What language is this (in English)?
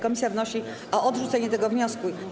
Polish